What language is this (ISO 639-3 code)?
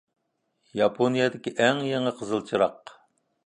uig